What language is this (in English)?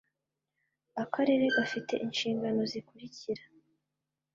Kinyarwanda